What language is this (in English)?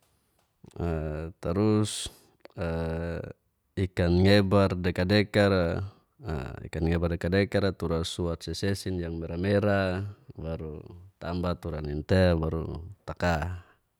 Geser-Gorom